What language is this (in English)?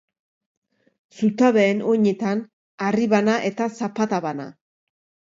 Basque